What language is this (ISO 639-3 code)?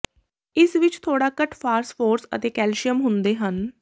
pan